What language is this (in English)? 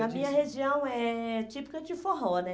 Portuguese